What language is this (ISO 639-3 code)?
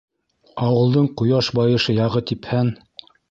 bak